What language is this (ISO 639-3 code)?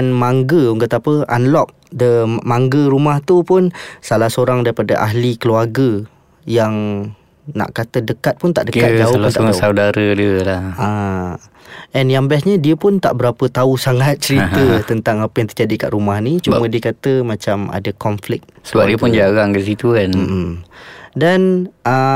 msa